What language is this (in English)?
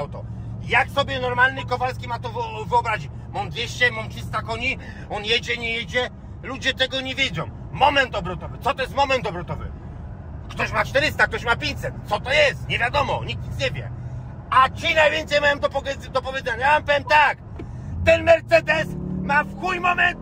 Polish